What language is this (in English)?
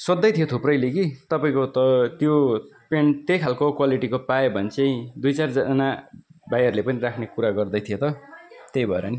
Nepali